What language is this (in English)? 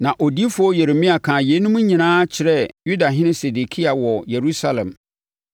Akan